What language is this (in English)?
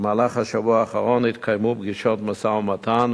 Hebrew